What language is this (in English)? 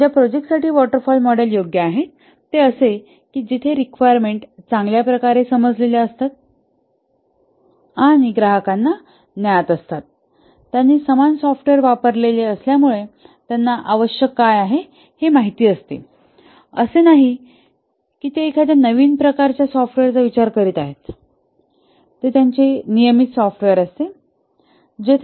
Marathi